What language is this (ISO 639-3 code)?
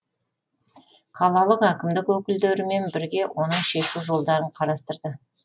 kaz